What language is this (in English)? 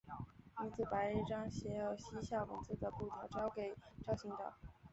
Chinese